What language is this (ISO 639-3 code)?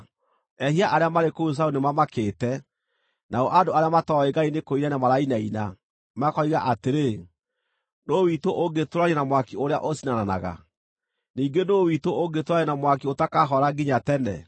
kik